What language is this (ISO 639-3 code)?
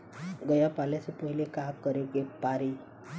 bho